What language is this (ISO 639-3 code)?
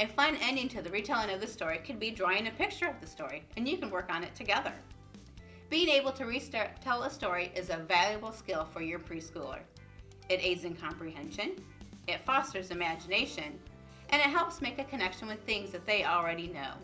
eng